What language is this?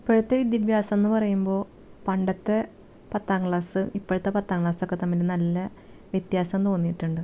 Malayalam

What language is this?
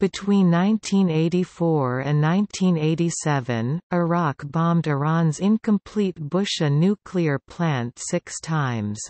English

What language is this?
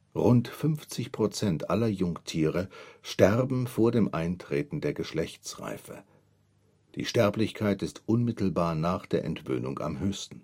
German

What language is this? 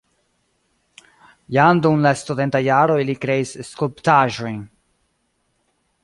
Esperanto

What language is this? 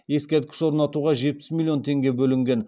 Kazakh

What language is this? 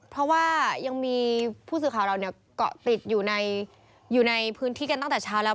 Thai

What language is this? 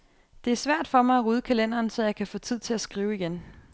Danish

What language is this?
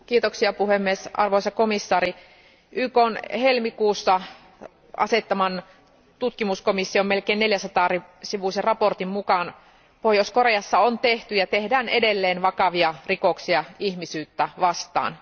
Finnish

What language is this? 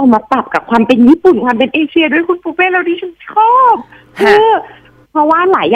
Thai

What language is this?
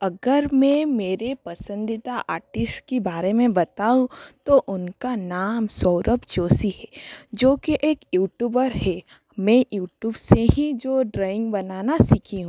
Hindi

